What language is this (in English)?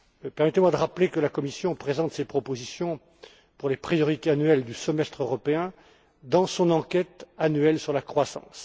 French